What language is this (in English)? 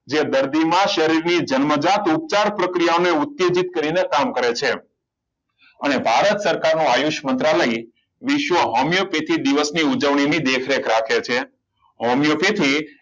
Gujarati